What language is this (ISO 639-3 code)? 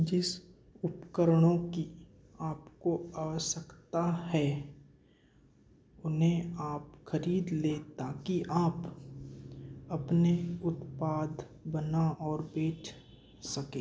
hin